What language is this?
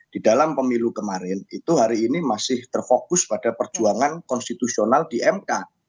Indonesian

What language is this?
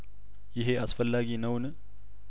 Amharic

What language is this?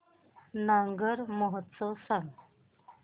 Marathi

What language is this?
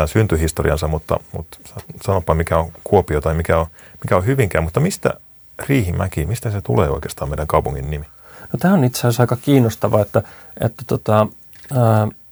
Finnish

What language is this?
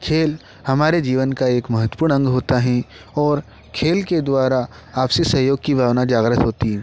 Hindi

